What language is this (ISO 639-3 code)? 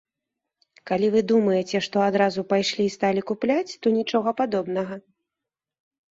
bel